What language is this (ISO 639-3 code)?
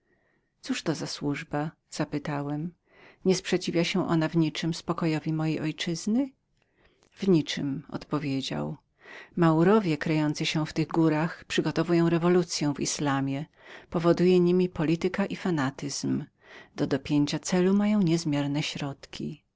pol